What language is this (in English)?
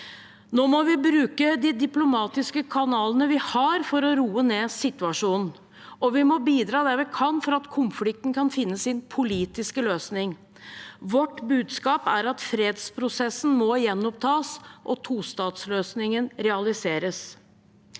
Norwegian